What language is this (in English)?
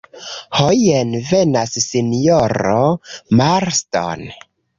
Esperanto